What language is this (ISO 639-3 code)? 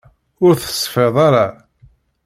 kab